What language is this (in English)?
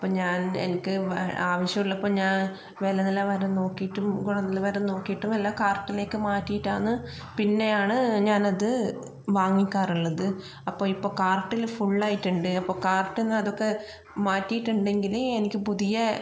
Malayalam